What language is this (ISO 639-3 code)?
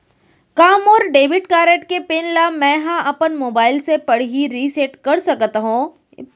hne